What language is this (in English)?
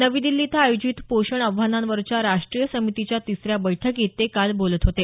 Marathi